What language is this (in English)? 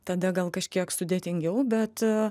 Lithuanian